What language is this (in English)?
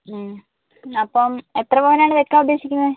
Malayalam